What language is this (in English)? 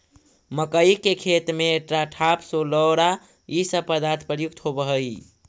Magahi